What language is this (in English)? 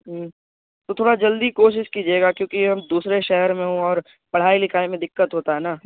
Urdu